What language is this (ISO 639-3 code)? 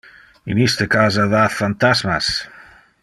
ina